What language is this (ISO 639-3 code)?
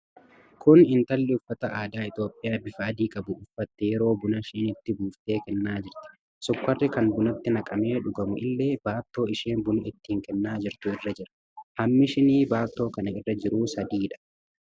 orm